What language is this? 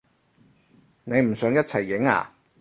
Cantonese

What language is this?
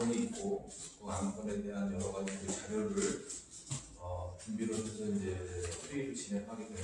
Korean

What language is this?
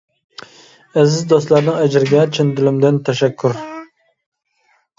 Uyghur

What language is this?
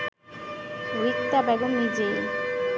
Bangla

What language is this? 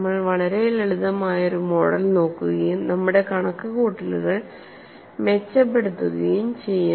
Malayalam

